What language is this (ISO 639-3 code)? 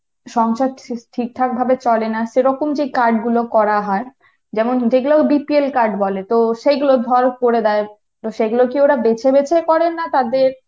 ben